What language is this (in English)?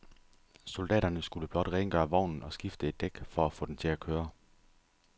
Danish